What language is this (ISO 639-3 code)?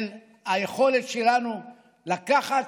heb